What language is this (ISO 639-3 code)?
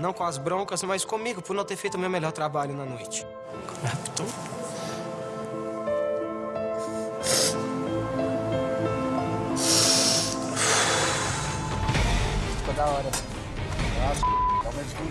por